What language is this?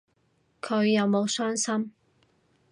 Cantonese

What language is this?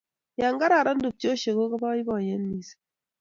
Kalenjin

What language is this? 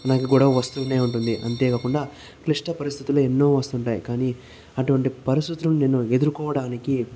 Telugu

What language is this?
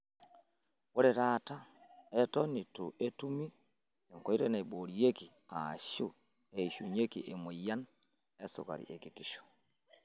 Masai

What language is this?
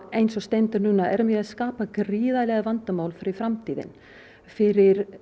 Icelandic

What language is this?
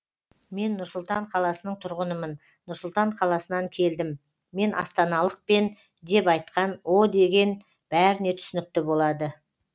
Kazakh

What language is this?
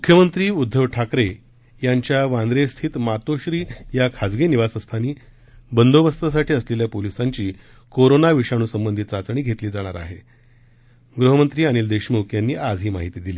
Marathi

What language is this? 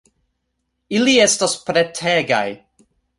Esperanto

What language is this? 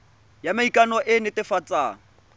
Tswana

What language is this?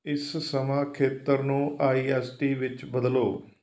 Punjabi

